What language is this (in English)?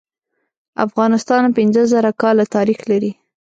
Pashto